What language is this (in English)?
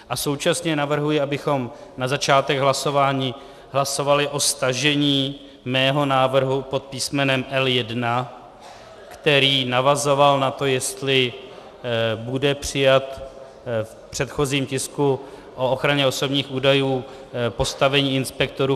Czech